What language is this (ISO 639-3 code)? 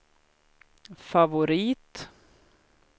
swe